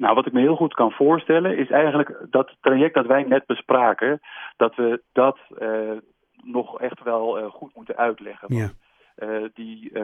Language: Dutch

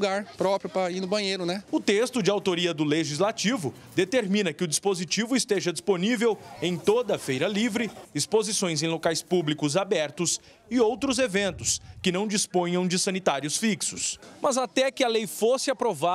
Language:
Portuguese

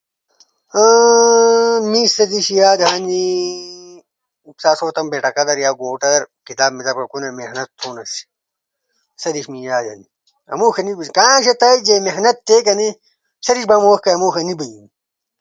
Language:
Ushojo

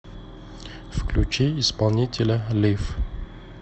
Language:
Russian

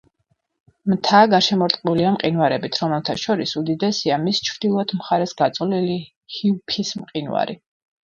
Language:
Georgian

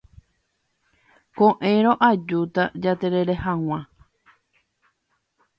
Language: Guarani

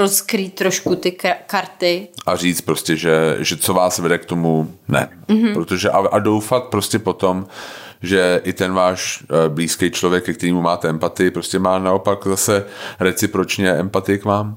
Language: Czech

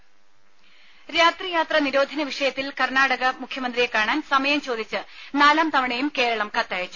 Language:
Malayalam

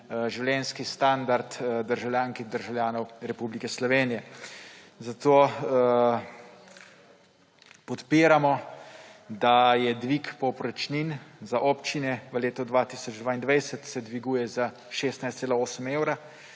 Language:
Slovenian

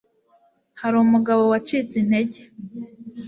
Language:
Kinyarwanda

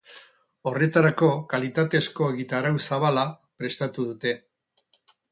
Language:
Basque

